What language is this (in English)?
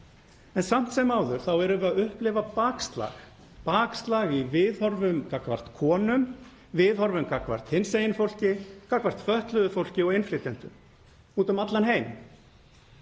Icelandic